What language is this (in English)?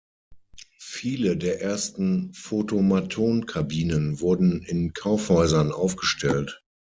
German